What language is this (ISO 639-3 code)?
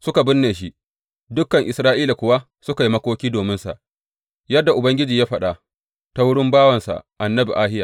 hau